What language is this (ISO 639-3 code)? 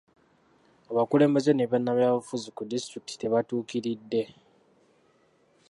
lug